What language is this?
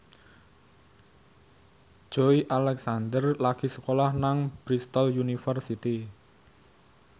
Javanese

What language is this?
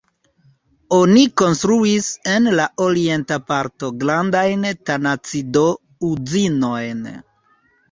Esperanto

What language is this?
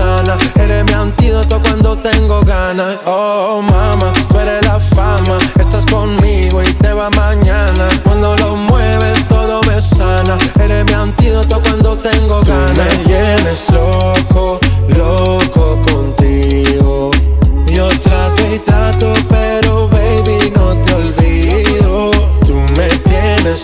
Italian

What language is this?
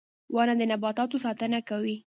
Pashto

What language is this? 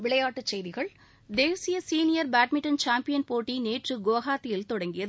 Tamil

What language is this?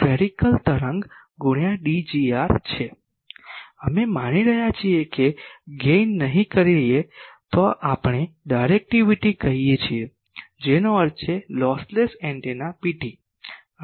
Gujarati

